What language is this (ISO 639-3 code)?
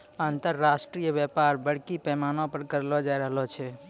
mai